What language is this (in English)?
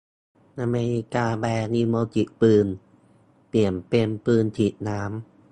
Thai